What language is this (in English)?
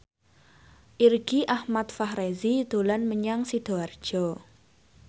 Javanese